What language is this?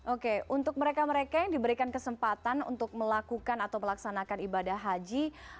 Indonesian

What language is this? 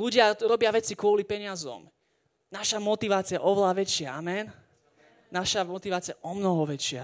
Slovak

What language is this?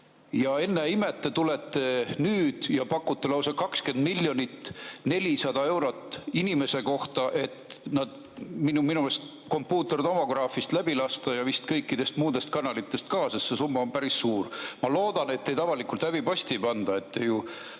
Estonian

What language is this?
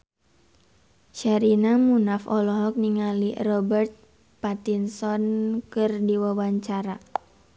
Sundanese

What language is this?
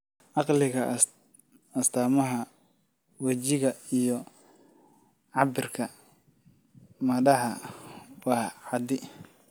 Somali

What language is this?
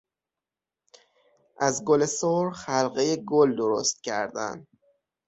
Persian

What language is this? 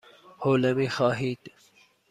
Persian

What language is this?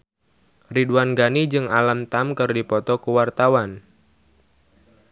Sundanese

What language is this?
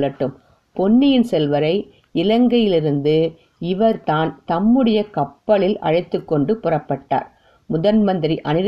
Tamil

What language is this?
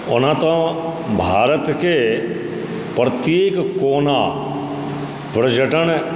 Maithili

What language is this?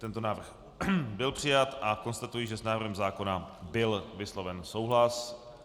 Czech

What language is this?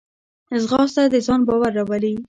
Pashto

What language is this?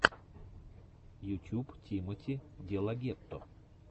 Russian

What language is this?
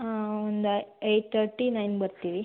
Kannada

